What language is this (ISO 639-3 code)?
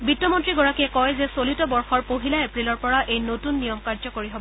asm